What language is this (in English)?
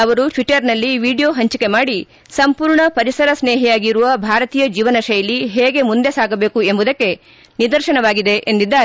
Kannada